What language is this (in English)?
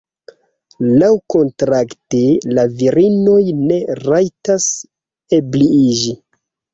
Esperanto